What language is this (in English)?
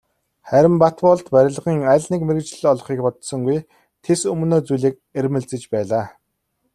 Mongolian